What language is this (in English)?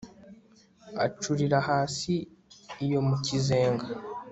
Kinyarwanda